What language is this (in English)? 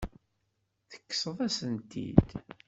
Kabyle